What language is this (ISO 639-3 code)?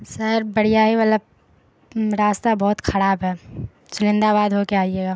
urd